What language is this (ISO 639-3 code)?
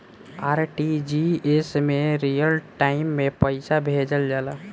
bho